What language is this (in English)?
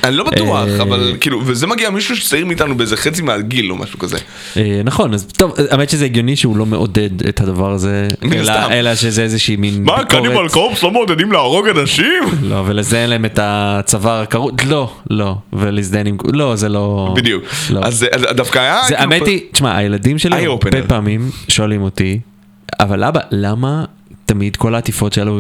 Hebrew